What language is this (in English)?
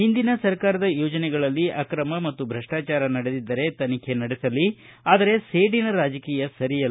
Kannada